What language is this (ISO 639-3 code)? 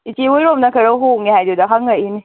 mni